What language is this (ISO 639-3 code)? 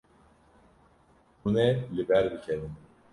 kur